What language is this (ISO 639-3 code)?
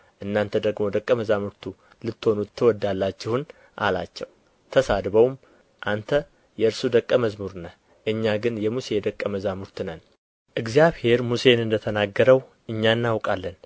amh